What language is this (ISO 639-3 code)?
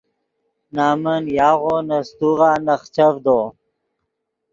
ydg